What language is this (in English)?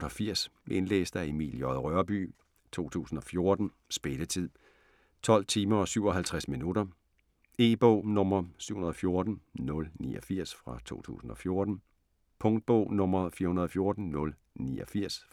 Danish